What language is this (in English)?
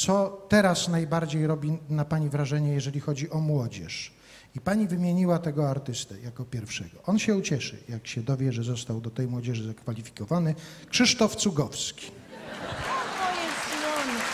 Polish